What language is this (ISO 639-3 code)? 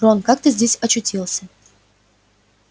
rus